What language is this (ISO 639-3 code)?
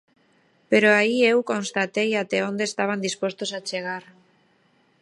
glg